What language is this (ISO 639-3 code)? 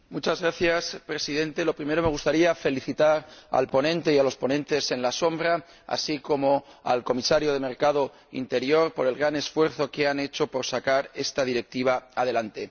spa